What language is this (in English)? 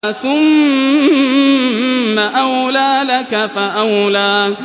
Arabic